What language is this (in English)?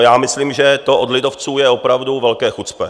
Czech